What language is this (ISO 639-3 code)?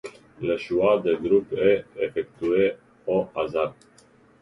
fra